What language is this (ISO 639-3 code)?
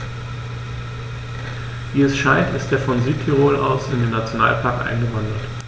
deu